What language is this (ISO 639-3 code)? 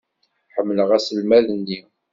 kab